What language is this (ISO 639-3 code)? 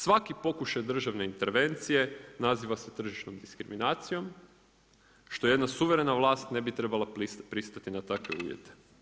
hrv